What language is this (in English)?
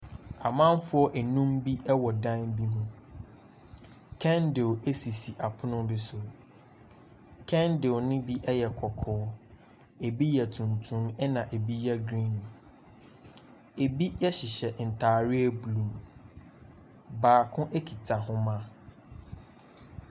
Akan